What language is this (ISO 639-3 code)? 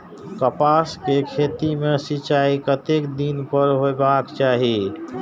mai